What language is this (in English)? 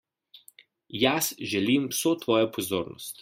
Slovenian